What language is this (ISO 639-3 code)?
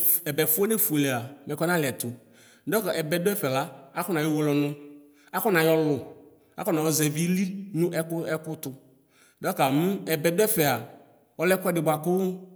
kpo